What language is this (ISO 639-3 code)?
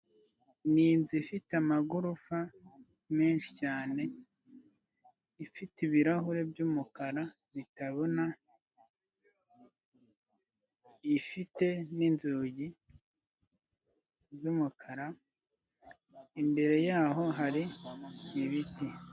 kin